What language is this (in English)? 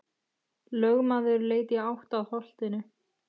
Icelandic